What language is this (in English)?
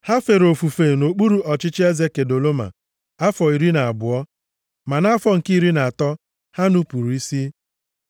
Igbo